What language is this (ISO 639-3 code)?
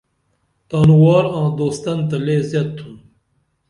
dml